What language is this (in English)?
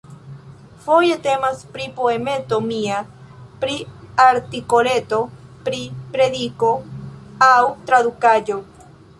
Esperanto